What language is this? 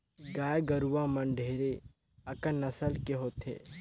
Chhattisgarhi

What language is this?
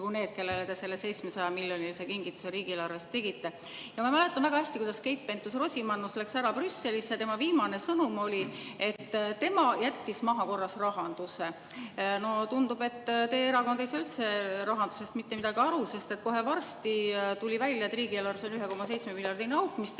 Estonian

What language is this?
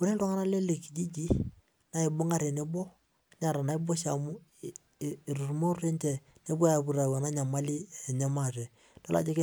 Masai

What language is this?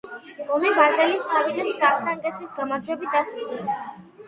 Georgian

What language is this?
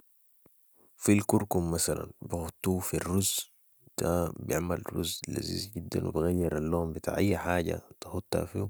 Sudanese Arabic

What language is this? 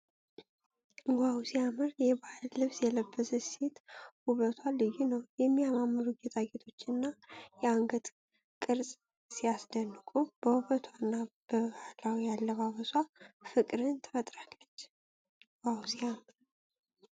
Amharic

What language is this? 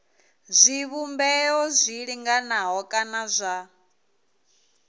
Venda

